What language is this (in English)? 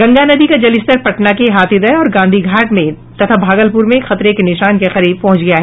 Hindi